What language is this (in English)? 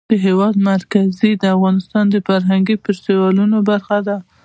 Pashto